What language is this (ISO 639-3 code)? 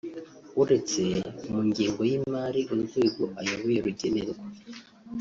kin